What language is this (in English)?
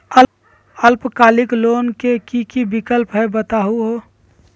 Magahi